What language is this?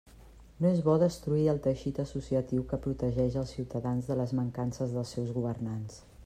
Catalan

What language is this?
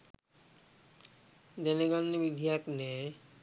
Sinhala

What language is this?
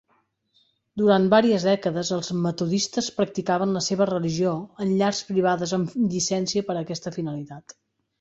Catalan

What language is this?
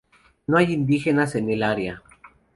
Spanish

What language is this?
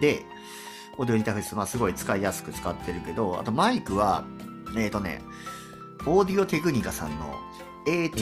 Japanese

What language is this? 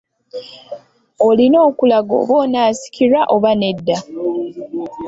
Ganda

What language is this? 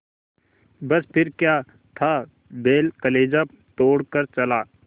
Hindi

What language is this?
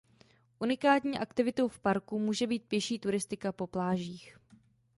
Czech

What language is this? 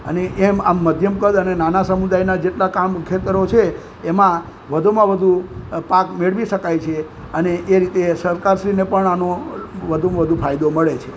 Gujarati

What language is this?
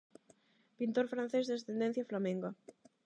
Galician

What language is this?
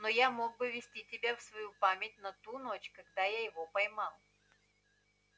Russian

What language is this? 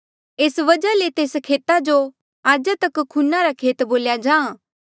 Mandeali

